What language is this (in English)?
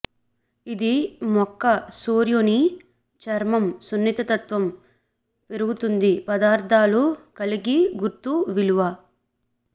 Telugu